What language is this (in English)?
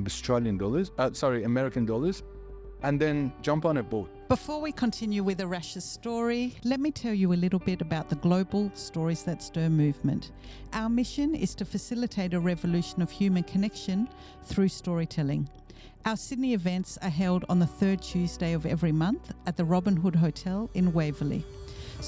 English